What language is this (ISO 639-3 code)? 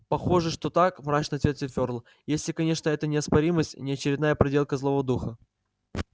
rus